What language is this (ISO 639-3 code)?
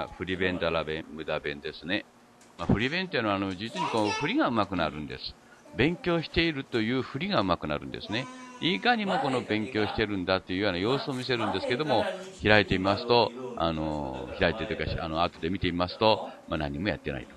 jpn